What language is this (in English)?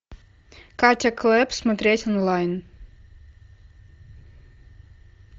Russian